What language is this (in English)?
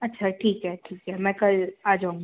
Hindi